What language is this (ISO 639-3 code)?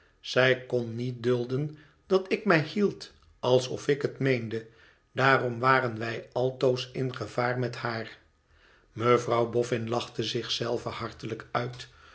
nld